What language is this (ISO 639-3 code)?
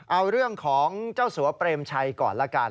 tha